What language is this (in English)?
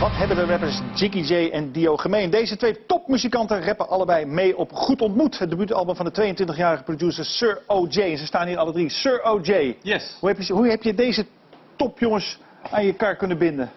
Dutch